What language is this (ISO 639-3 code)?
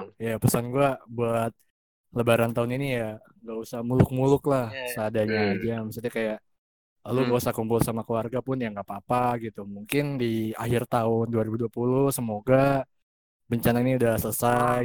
ind